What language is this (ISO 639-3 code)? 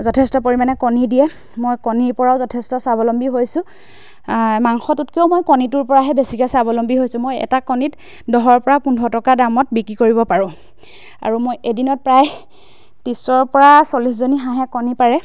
asm